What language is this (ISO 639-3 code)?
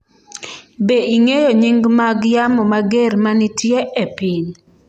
luo